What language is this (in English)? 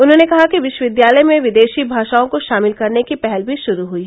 Hindi